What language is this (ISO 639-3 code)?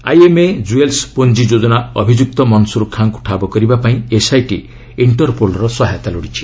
ori